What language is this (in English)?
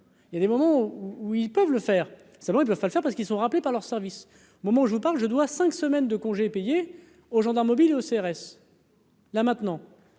French